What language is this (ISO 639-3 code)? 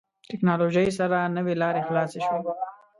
pus